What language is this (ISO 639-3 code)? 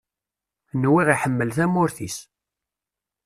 kab